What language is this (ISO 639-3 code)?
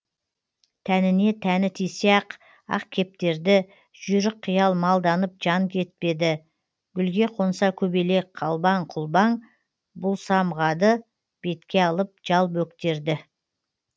kaz